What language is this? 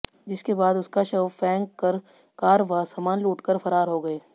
Hindi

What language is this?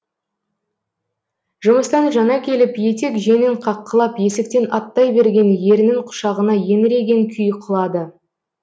Kazakh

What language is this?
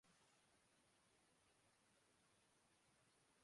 Urdu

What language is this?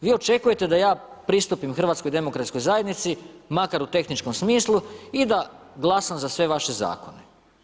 Croatian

